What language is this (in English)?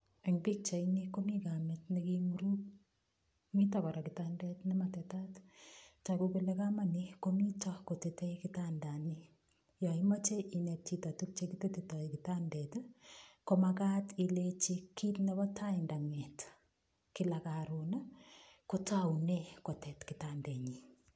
Kalenjin